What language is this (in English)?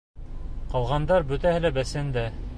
Bashkir